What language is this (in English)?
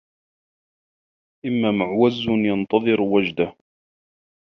Arabic